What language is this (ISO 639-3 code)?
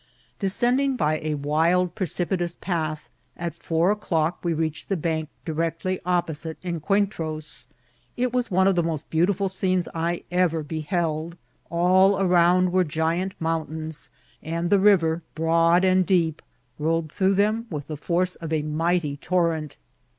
eng